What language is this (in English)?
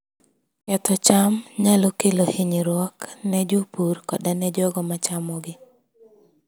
Luo (Kenya and Tanzania)